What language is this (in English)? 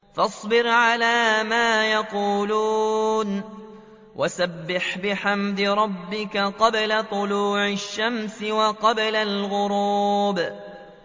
Arabic